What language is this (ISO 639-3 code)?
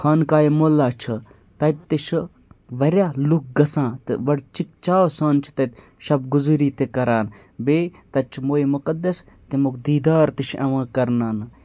kas